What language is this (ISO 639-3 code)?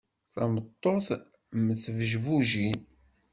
kab